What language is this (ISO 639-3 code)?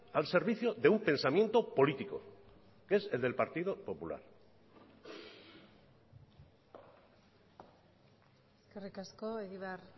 spa